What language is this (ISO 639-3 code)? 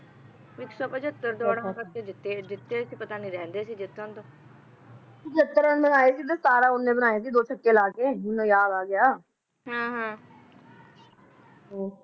pan